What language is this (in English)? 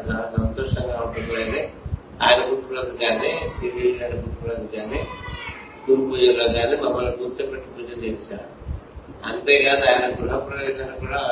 Telugu